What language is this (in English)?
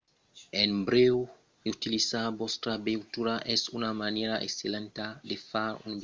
Occitan